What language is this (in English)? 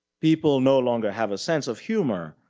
English